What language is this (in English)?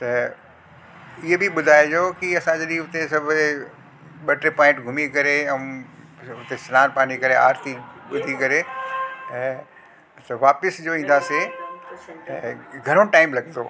Sindhi